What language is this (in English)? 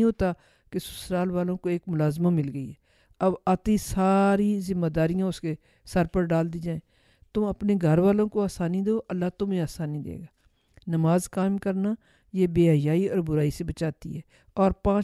Urdu